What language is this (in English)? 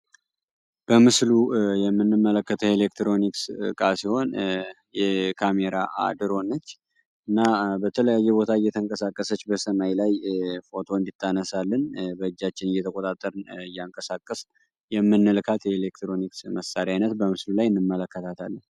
Amharic